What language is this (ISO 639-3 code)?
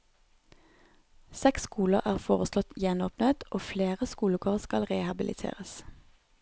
nor